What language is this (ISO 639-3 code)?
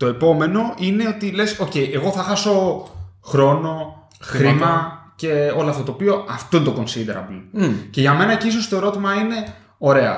ell